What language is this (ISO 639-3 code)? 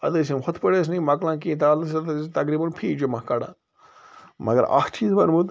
kas